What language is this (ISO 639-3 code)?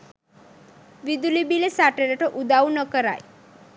sin